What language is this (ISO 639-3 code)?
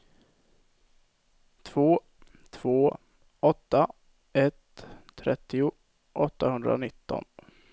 swe